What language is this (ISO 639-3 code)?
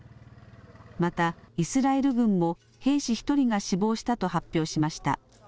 jpn